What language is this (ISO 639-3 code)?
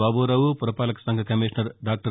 tel